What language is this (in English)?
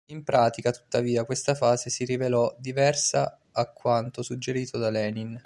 Italian